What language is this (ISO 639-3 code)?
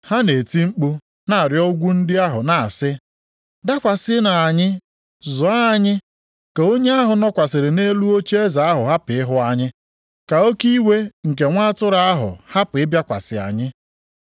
ibo